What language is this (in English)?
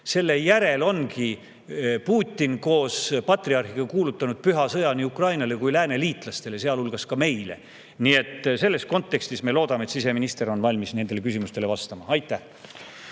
Estonian